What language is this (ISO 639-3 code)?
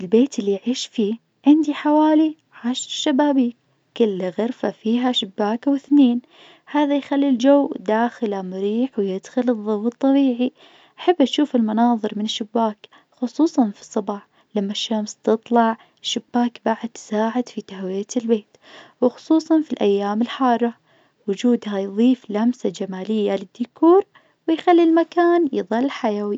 ars